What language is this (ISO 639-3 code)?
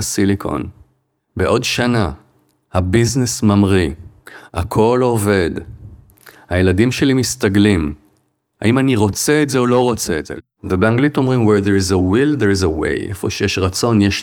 heb